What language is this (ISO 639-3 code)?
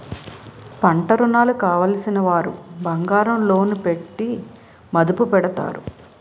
tel